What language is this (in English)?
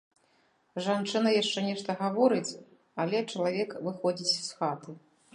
Belarusian